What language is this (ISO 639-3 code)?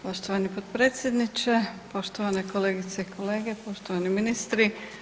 hrv